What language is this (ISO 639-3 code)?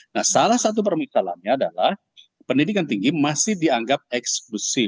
ind